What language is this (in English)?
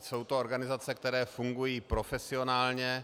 Czech